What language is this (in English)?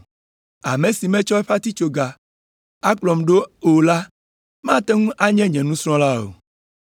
Ewe